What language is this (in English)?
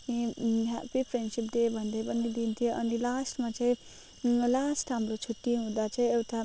Nepali